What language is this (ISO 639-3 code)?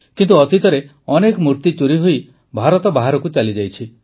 ori